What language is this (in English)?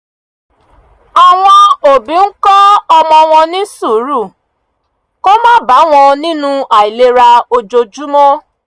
Yoruba